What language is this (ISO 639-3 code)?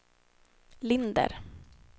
swe